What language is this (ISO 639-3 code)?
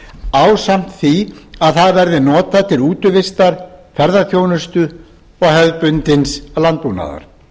isl